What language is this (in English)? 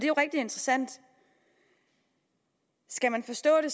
Danish